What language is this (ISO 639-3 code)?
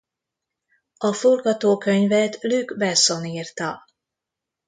hun